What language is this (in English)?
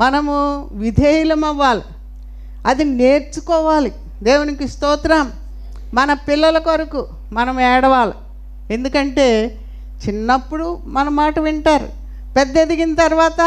Telugu